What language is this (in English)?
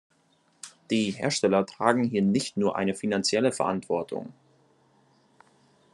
German